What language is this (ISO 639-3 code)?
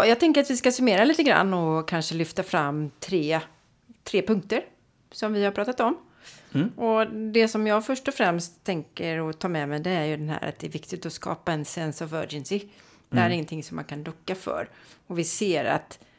swe